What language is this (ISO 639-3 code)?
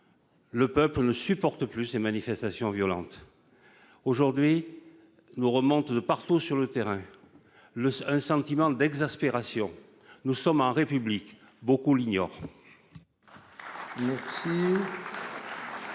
fra